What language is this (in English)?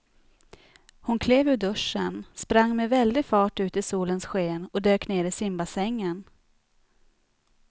Swedish